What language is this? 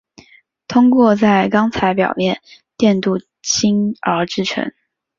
Chinese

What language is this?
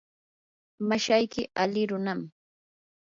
Yanahuanca Pasco Quechua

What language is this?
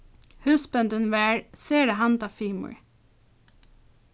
Faroese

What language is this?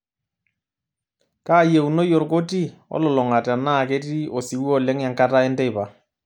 Masai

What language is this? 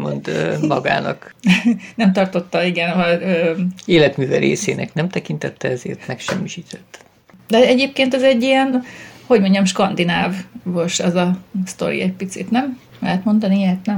Hungarian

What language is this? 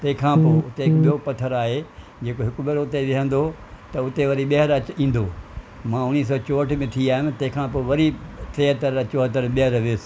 Sindhi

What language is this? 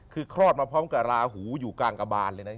Thai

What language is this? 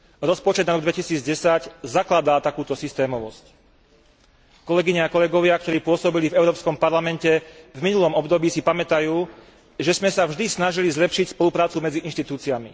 Slovak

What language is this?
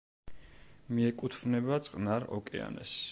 Georgian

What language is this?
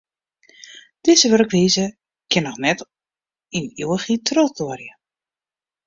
Western Frisian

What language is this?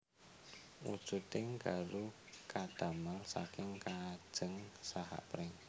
Javanese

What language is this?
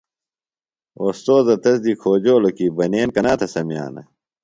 Phalura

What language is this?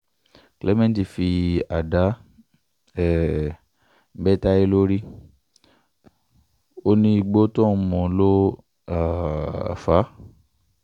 Yoruba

